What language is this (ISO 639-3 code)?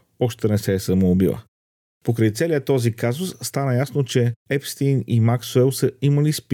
bul